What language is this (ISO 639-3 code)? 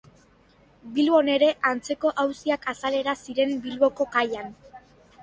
eus